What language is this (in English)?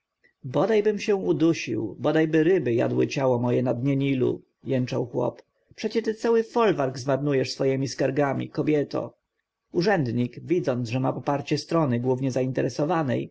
Polish